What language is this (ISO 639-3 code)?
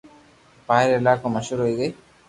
lrk